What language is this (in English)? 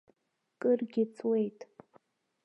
Abkhazian